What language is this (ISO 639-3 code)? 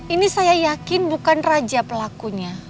ind